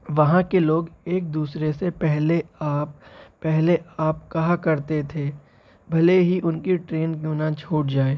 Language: Urdu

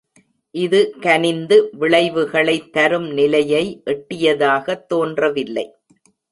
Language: Tamil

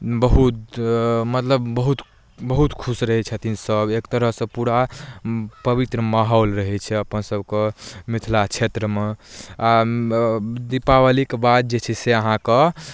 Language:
Maithili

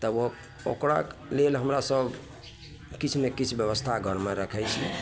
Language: Maithili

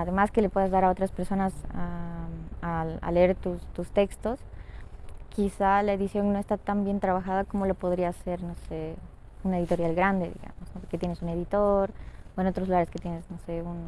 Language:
Spanish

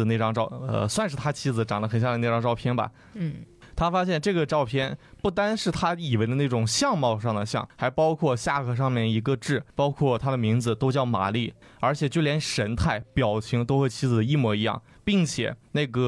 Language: Chinese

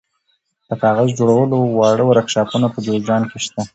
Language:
Pashto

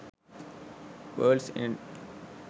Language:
Sinhala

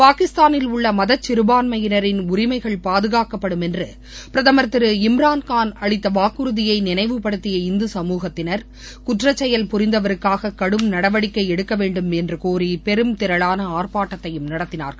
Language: Tamil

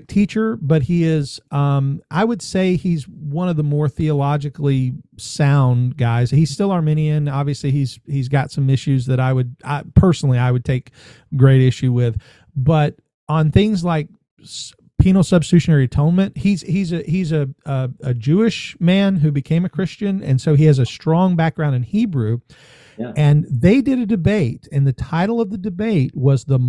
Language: English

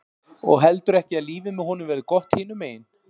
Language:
Icelandic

